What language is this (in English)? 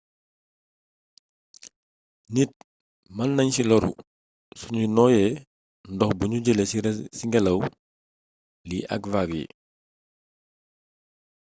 Wolof